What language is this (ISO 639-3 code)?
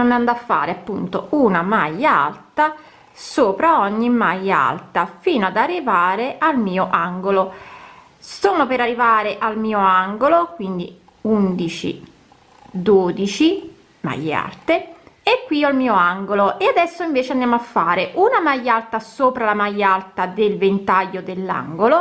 ita